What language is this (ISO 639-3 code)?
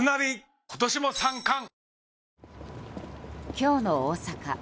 jpn